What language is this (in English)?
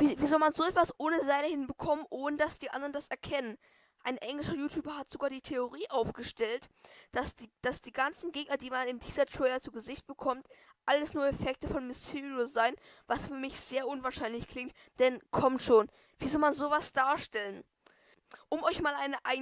German